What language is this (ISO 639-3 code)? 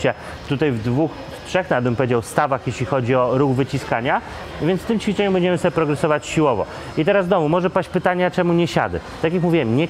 pol